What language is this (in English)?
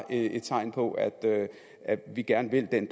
Danish